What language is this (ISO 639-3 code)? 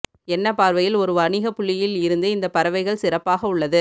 tam